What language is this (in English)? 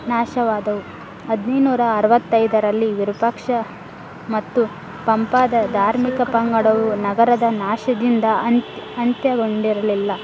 Kannada